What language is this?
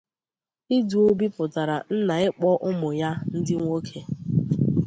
Igbo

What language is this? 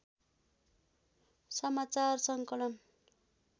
Nepali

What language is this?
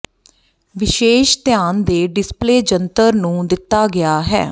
Punjabi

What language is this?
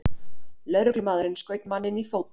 Icelandic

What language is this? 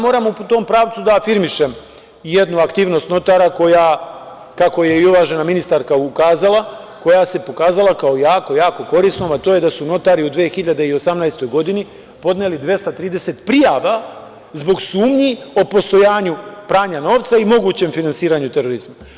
Serbian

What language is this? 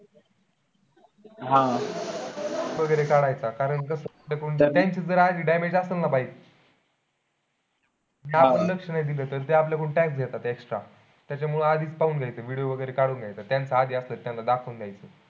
Marathi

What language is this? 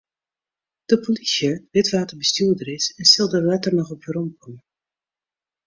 Western Frisian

